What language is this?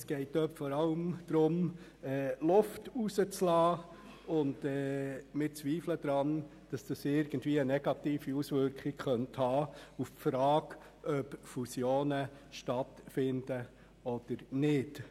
Swiss German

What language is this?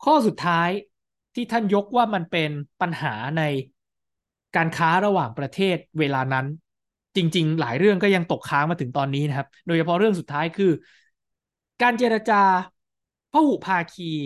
Thai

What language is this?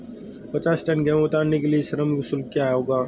Hindi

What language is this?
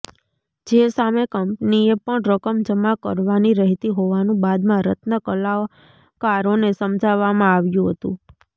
Gujarati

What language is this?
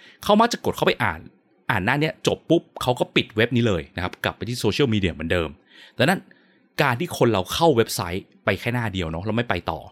Thai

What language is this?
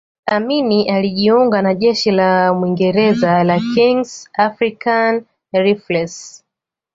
Swahili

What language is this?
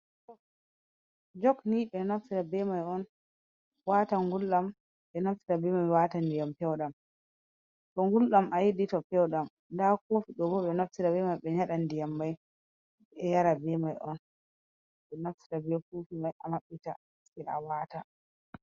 Fula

